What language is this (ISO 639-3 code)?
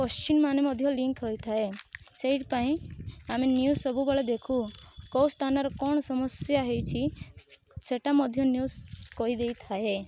ori